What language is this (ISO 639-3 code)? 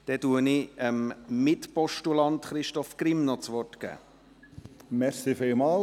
gsw